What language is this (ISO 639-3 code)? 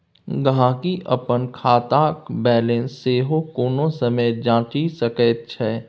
mai